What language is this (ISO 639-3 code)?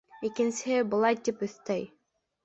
bak